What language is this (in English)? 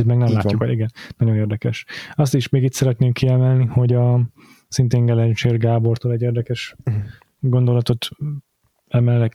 Hungarian